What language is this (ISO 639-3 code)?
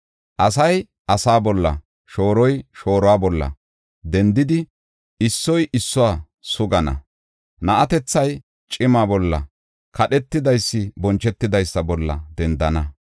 gof